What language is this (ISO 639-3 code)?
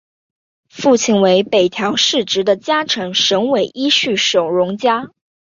zho